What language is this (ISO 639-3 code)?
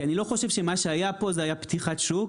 heb